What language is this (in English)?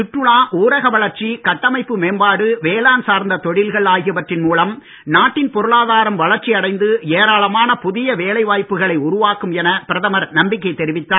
Tamil